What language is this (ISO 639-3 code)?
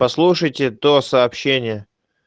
rus